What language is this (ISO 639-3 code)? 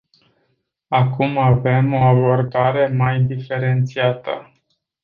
ron